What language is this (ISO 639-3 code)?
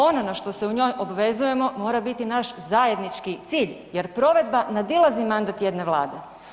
hrv